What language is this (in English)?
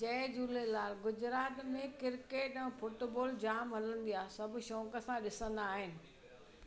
Sindhi